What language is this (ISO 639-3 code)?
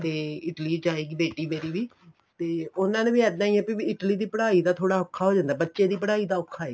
pan